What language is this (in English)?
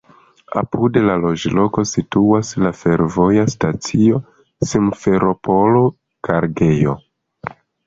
Esperanto